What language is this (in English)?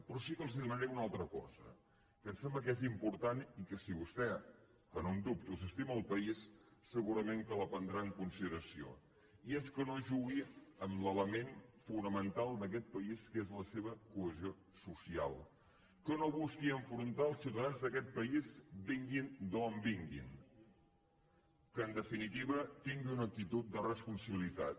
Catalan